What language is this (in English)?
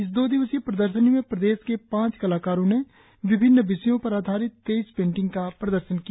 Hindi